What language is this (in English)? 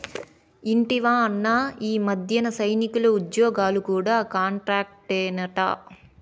Telugu